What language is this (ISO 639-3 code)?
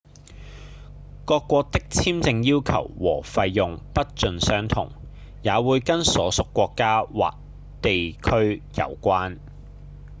yue